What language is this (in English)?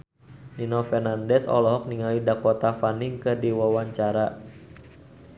Sundanese